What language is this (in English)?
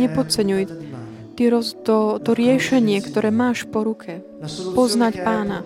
Slovak